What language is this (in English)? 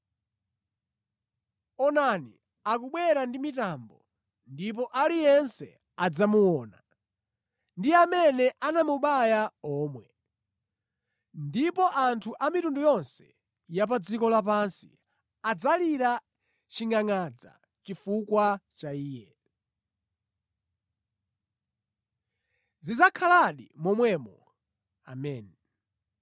Nyanja